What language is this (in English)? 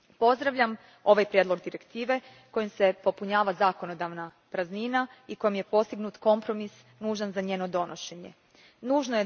Croatian